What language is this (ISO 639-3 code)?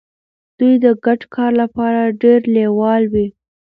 pus